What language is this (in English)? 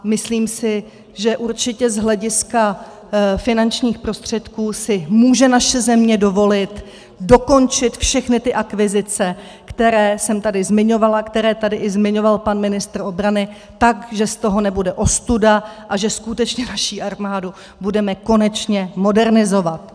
Czech